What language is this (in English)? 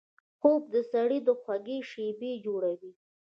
Pashto